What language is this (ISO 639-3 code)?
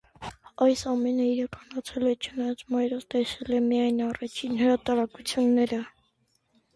hye